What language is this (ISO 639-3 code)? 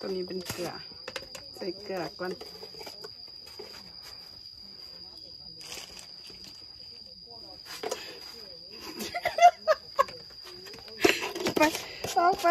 tha